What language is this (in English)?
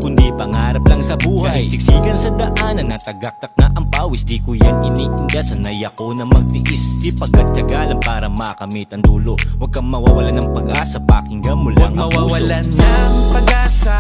Filipino